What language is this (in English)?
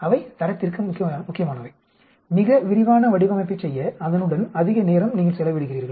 Tamil